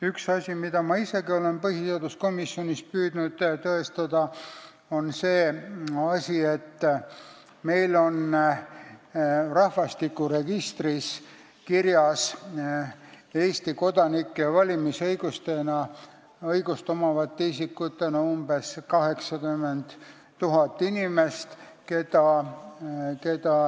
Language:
Estonian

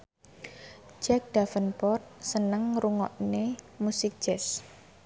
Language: Javanese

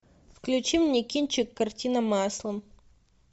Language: Russian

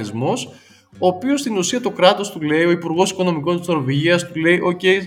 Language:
Greek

